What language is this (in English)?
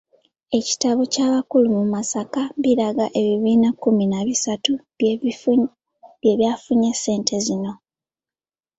Ganda